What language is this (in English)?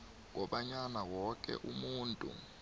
South Ndebele